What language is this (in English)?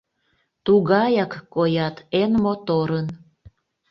Mari